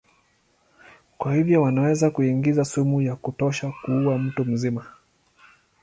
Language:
Swahili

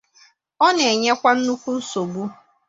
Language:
Igbo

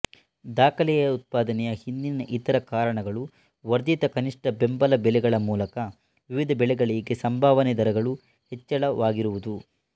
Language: Kannada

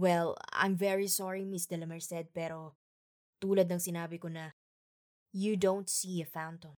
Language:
Filipino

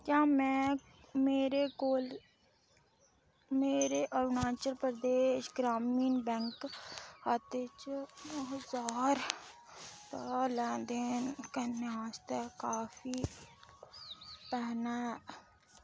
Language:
Dogri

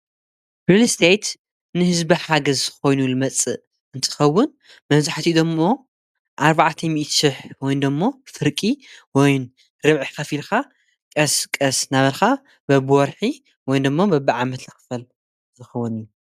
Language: Tigrinya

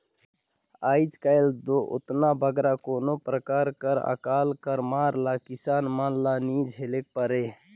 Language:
Chhattisgarhi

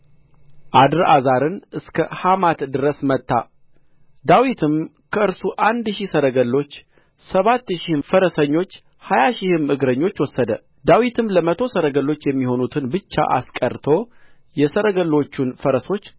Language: Amharic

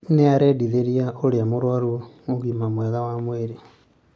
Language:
Kikuyu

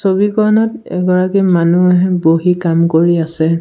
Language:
Assamese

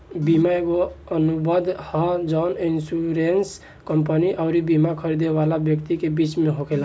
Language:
Bhojpuri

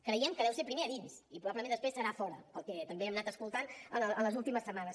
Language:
Catalan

